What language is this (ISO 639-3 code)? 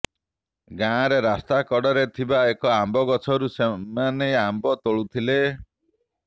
ori